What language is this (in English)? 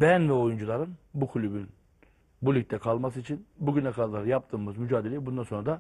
Turkish